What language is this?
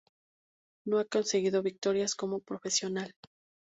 Spanish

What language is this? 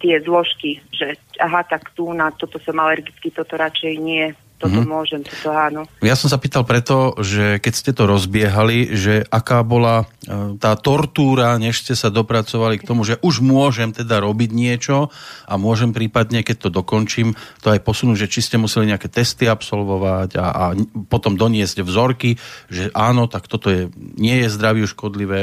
Slovak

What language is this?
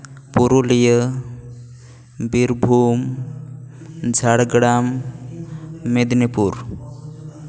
Santali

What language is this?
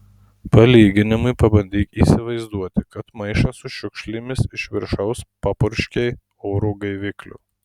Lithuanian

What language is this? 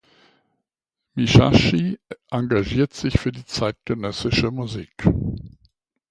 German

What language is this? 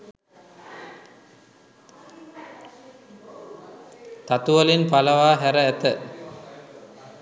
Sinhala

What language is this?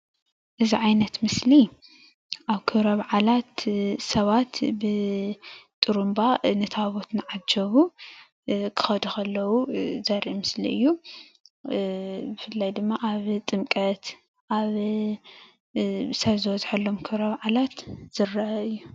Tigrinya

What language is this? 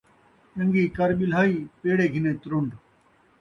Saraiki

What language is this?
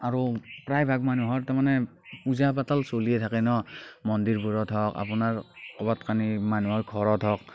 Assamese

